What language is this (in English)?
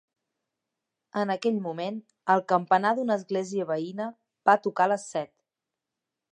Catalan